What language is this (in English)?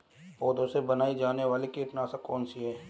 Hindi